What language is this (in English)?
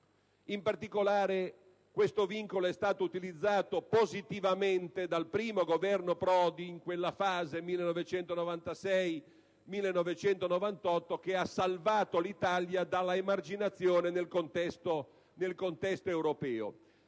Italian